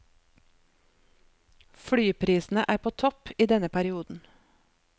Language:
Norwegian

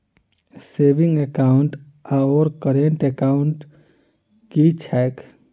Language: Maithili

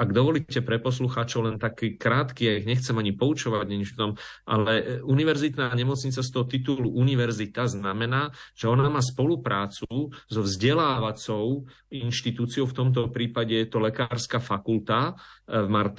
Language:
Slovak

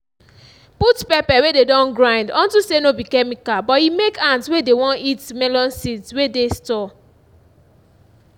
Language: Nigerian Pidgin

